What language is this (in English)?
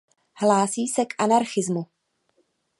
Czech